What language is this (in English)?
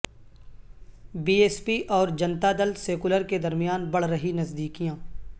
Urdu